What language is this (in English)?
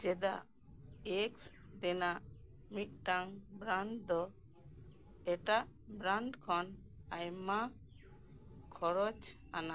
Santali